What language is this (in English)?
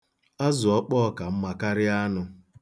Igbo